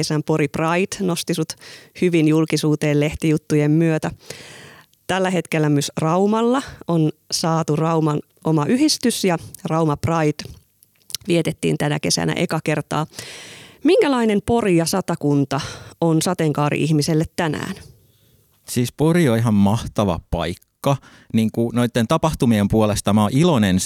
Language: Finnish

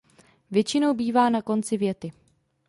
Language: Czech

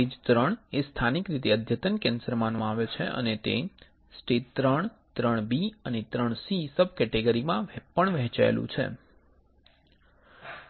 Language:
Gujarati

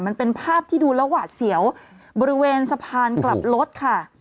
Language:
Thai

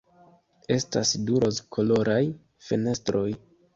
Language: Esperanto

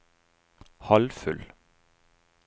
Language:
Norwegian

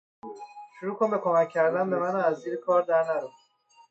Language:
Persian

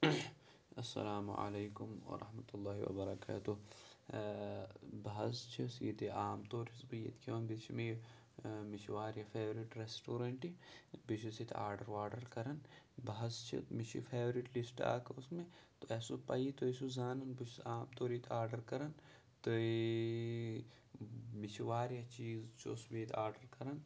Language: Kashmiri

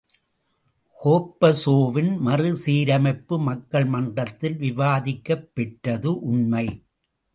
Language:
Tamil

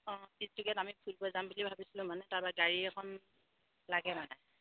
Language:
Assamese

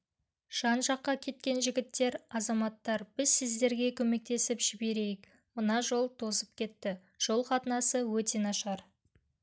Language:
Kazakh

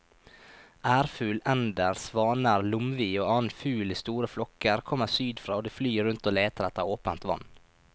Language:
Norwegian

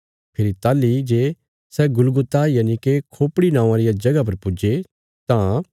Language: Bilaspuri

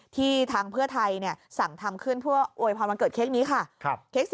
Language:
Thai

